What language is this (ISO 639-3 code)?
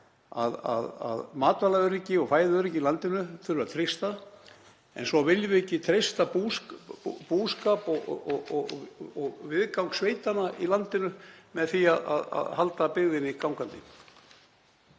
isl